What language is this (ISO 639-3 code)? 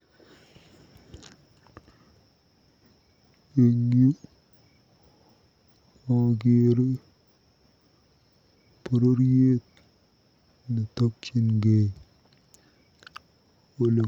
kln